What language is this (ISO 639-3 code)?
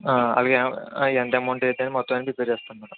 tel